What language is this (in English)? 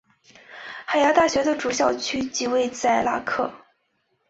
Chinese